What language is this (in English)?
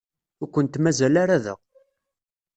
Kabyle